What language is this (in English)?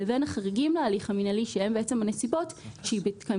Hebrew